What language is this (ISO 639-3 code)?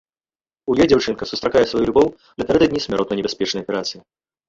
bel